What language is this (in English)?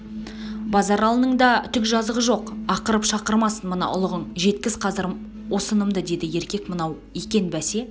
Kazakh